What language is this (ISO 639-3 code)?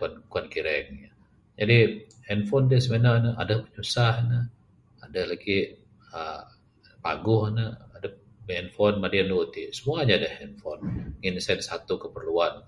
sdo